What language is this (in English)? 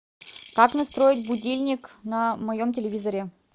Russian